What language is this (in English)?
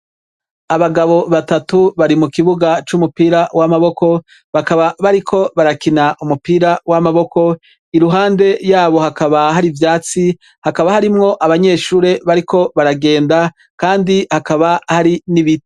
Rundi